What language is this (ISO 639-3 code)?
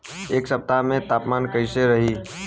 bho